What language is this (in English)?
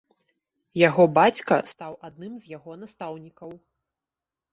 Belarusian